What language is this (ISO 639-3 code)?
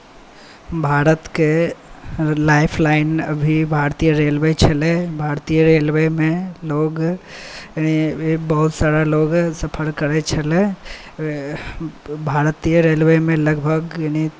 mai